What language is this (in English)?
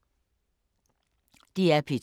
Danish